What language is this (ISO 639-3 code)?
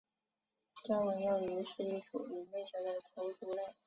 zho